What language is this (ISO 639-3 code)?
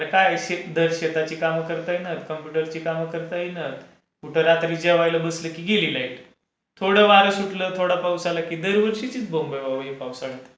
mar